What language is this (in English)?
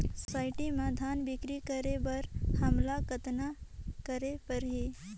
Chhattisgarhi